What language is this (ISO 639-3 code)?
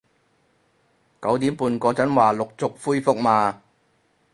yue